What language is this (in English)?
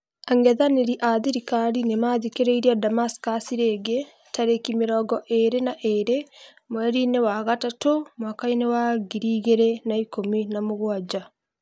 Kikuyu